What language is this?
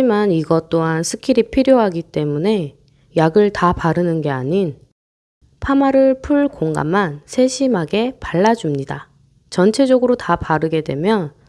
Korean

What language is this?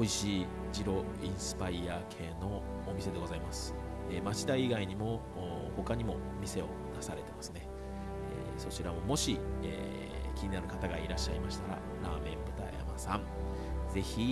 Japanese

